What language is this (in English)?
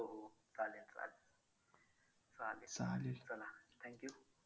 Marathi